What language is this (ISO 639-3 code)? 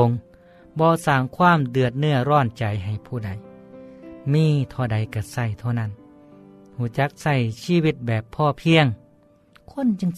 tha